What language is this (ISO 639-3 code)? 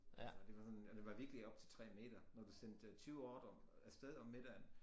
dan